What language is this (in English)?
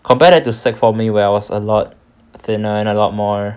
English